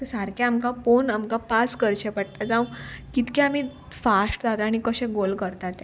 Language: Konkani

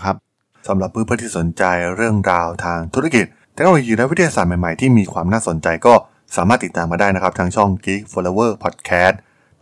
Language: Thai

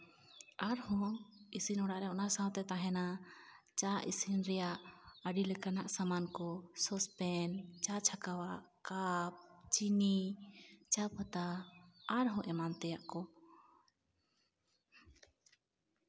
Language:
Santali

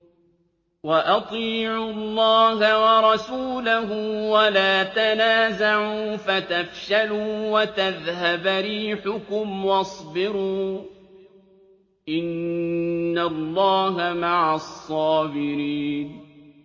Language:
Arabic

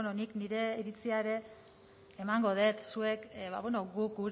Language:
Basque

